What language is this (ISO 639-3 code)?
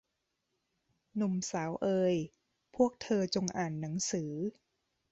tha